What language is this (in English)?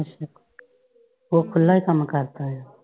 Punjabi